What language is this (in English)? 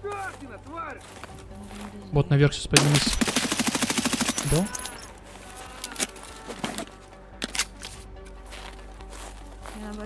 Russian